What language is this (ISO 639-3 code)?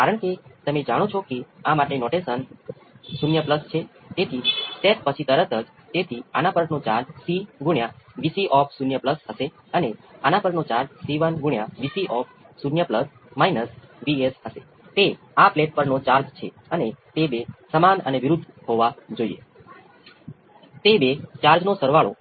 guj